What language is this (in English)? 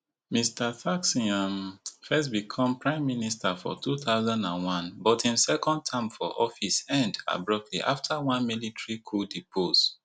Nigerian Pidgin